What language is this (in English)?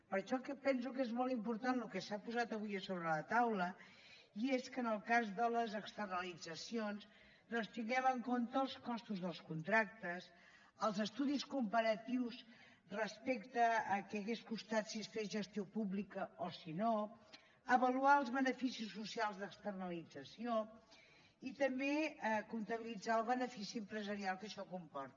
Catalan